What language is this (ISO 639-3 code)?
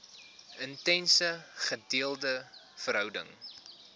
afr